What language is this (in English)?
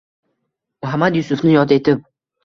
Uzbek